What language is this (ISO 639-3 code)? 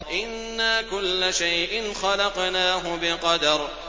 ara